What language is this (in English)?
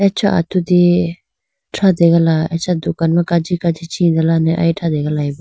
Idu-Mishmi